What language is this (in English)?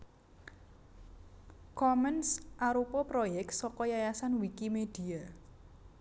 Javanese